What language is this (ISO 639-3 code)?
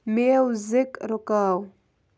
kas